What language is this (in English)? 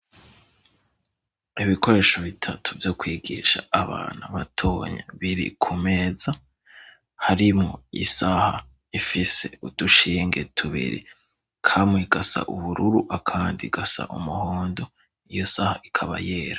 Rundi